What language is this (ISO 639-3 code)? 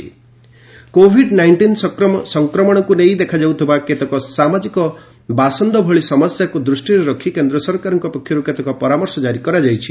ori